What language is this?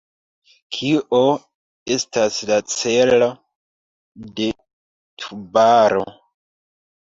Esperanto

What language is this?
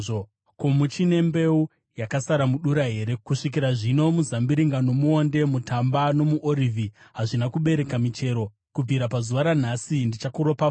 Shona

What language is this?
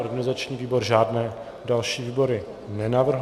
Czech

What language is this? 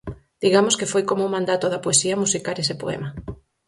Galician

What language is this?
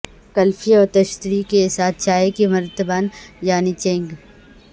Urdu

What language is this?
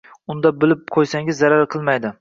Uzbek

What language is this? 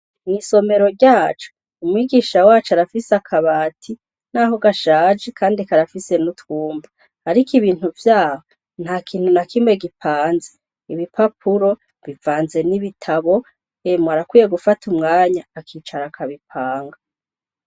Rundi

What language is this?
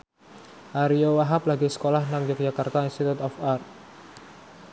Javanese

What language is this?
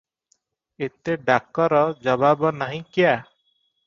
Odia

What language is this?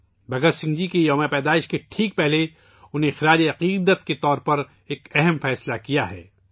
Urdu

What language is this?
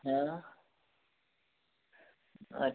Hindi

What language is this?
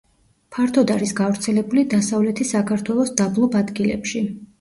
Georgian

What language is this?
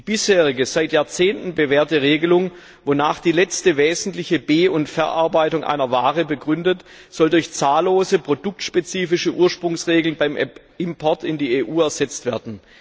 German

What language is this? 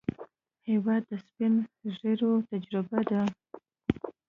Pashto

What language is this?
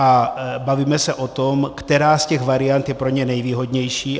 Czech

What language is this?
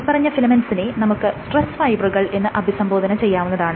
Malayalam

